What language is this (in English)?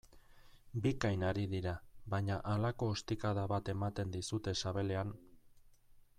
Basque